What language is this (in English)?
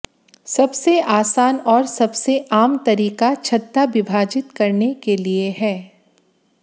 Hindi